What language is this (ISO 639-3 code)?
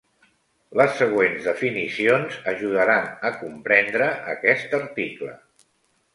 cat